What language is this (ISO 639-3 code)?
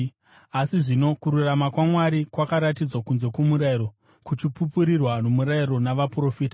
sna